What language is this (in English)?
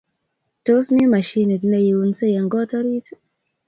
Kalenjin